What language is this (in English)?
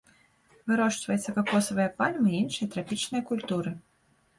Belarusian